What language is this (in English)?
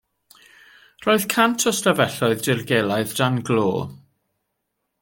Welsh